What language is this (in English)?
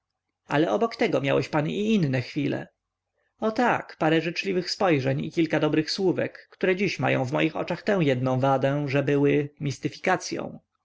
Polish